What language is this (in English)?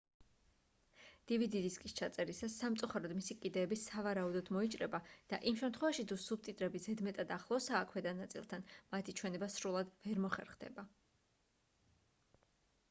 Georgian